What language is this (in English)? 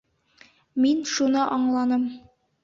Bashkir